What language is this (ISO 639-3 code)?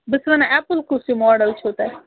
kas